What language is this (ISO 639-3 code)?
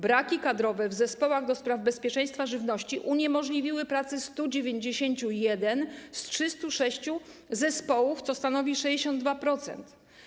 pol